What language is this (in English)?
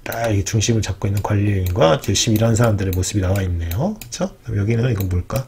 Korean